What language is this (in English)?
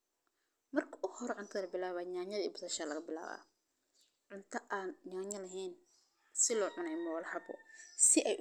Somali